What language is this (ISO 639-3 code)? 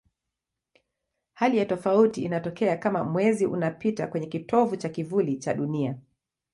swa